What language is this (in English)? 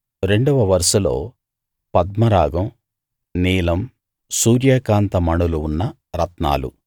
Telugu